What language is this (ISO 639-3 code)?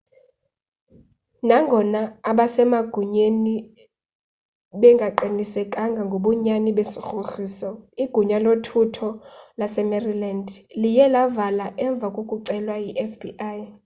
xho